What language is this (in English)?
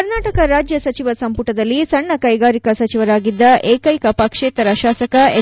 Kannada